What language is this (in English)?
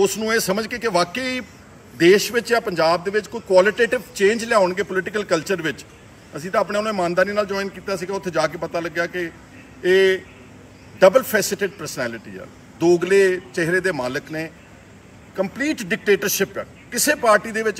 Hindi